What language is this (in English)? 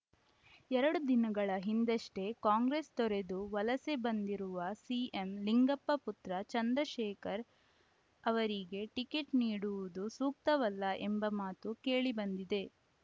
Kannada